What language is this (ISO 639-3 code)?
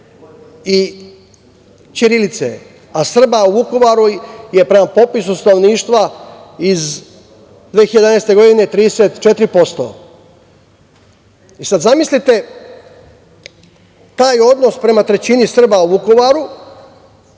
srp